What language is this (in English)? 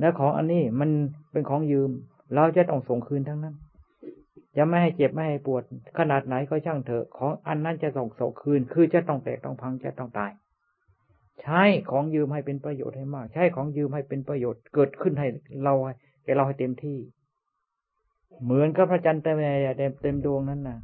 Thai